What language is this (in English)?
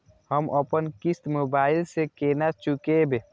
Maithili